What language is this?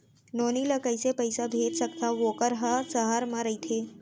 Chhattisgarhi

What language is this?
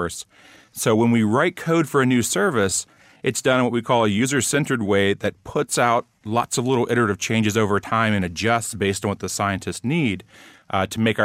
English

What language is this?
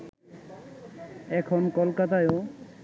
Bangla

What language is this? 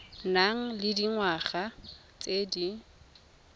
Tswana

